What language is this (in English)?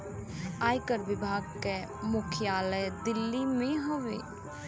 Bhojpuri